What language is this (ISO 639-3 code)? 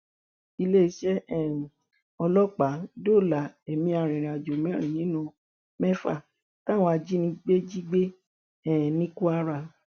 yor